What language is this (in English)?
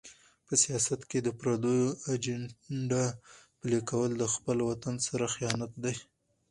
Pashto